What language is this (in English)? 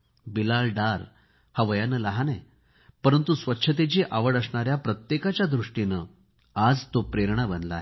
Marathi